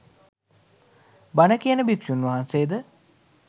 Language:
Sinhala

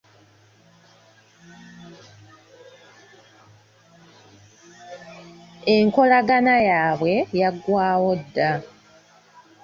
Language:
Ganda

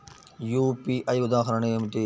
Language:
Telugu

